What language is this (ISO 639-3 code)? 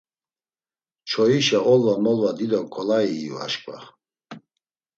lzz